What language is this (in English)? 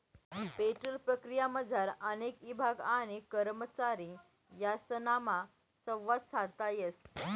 Marathi